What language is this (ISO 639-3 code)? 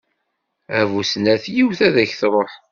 kab